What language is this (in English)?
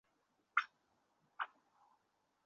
Uzbek